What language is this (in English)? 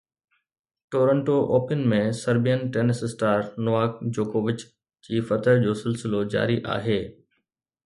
Sindhi